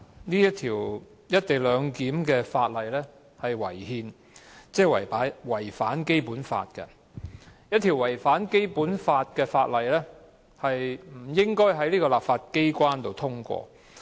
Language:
Cantonese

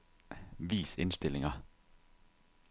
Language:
Danish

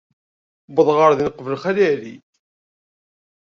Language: Kabyle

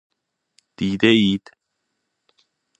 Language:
Persian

